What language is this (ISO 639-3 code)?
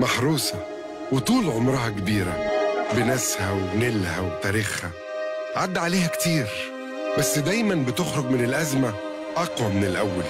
ara